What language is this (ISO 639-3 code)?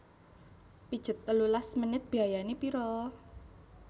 jav